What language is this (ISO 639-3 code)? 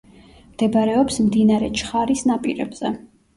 kat